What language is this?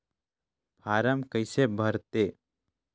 Chhattisgarhi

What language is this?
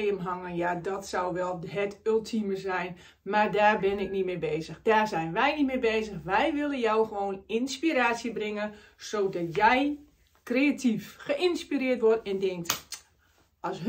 Dutch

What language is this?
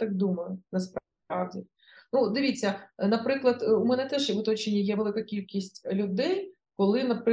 Ukrainian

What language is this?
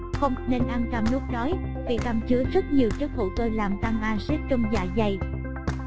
Vietnamese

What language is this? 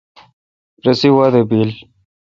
Kalkoti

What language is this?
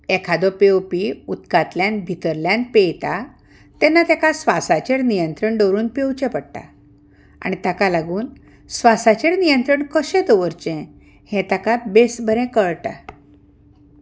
Konkani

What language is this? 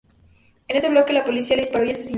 Spanish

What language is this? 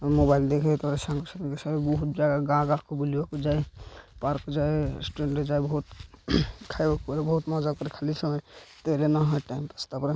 Odia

